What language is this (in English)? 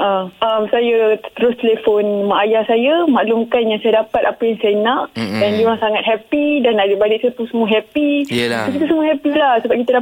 Malay